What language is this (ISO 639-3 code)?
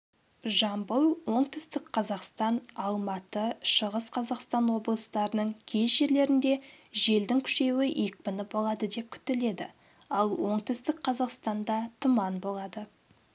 kaz